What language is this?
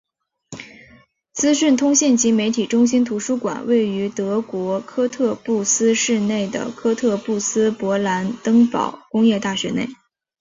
Chinese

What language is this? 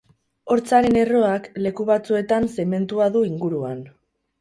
Basque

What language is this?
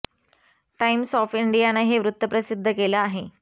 Marathi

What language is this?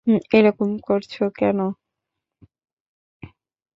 Bangla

